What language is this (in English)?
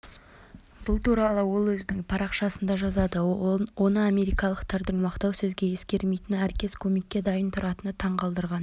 Kazakh